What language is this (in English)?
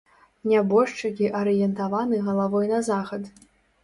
Belarusian